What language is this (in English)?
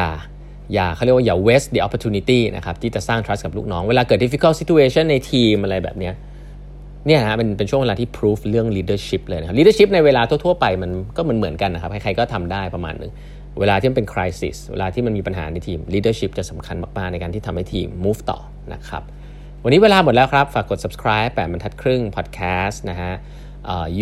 Thai